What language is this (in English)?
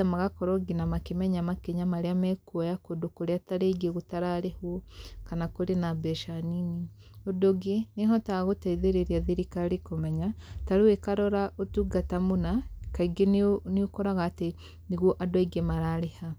Kikuyu